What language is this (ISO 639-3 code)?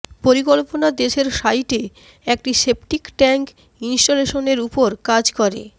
ben